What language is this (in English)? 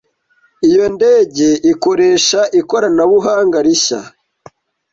Kinyarwanda